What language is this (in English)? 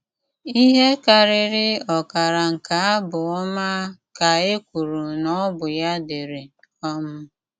Igbo